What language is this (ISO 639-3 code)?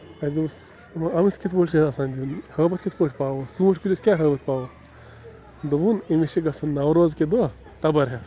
kas